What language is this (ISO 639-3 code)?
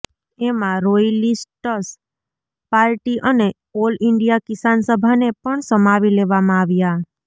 guj